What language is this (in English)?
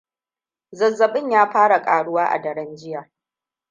Hausa